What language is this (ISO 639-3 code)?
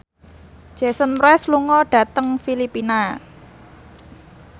jav